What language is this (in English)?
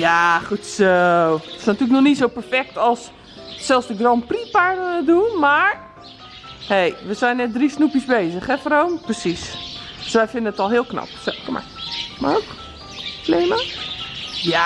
Dutch